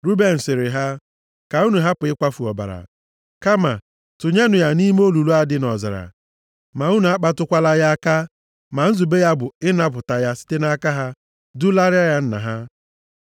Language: Igbo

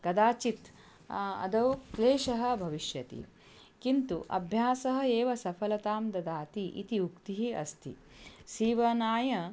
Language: Sanskrit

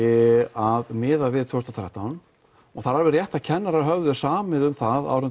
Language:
Icelandic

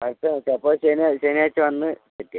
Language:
Malayalam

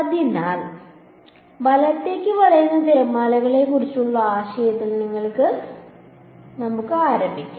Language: Malayalam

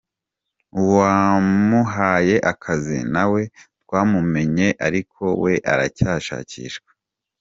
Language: Kinyarwanda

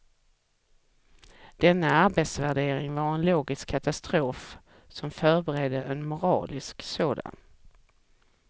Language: Swedish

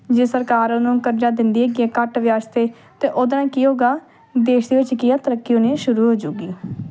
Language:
Punjabi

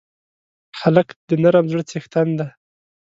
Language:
Pashto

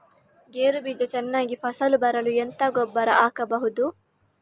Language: Kannada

